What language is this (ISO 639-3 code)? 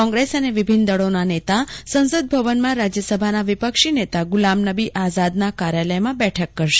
guj